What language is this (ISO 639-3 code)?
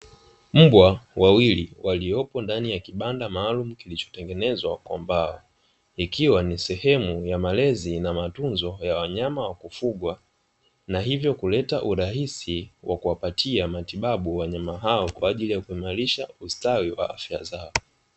swa